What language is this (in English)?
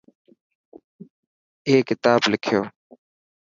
Dhatki